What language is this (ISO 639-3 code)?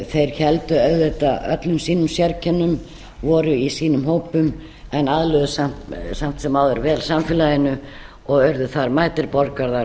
isl